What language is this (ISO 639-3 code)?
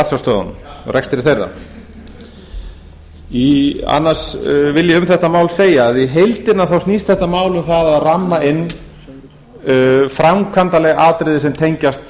isl